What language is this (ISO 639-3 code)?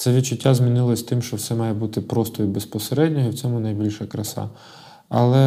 ukr